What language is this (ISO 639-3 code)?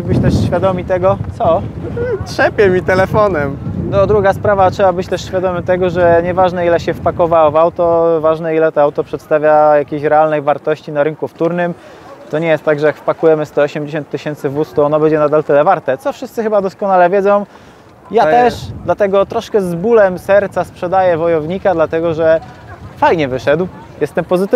pol